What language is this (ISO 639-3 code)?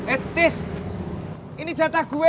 ind